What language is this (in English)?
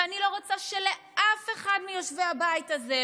Hebrew